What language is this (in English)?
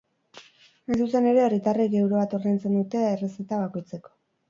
Basque